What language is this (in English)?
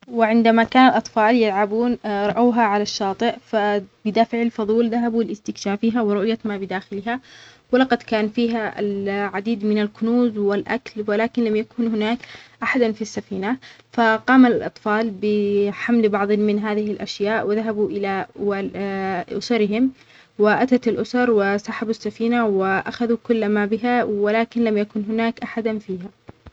Omani Arabic